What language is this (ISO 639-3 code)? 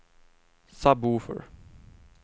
swe